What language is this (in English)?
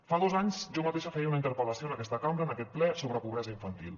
Catalan